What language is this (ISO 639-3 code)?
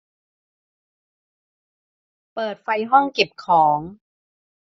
tha